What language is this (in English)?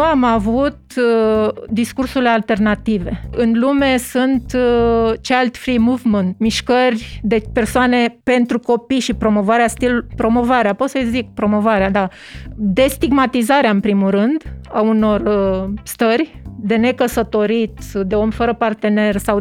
Romanian